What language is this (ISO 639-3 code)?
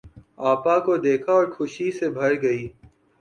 urd